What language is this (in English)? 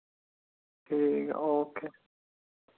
Dogri